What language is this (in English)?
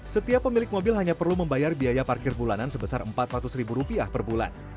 Indonesian